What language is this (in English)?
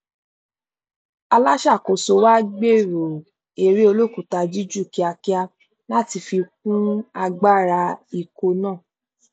Yoruba